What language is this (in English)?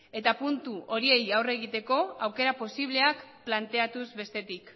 Basque